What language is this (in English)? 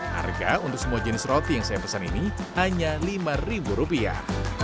Indonesian